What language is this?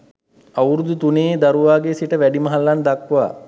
Sinhala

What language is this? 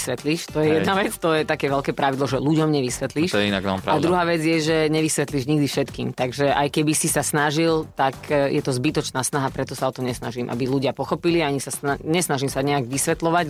Slovak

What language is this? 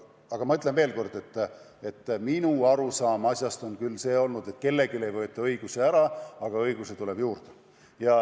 Estonian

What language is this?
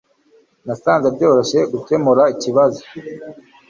Kinyarwanda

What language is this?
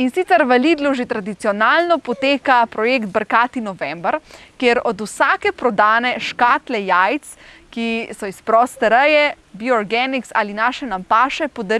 Slovenian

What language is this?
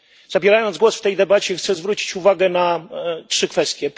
Polish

